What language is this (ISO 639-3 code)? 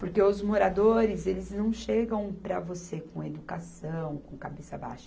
por